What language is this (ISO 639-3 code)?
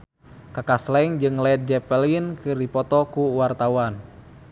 sun